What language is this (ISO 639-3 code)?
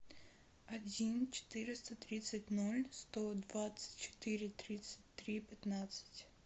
rus